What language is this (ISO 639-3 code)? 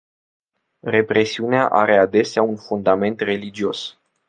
ron